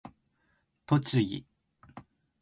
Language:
Japanese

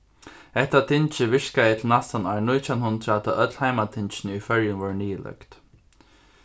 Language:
Faroese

